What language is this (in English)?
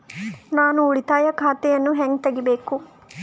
Kannada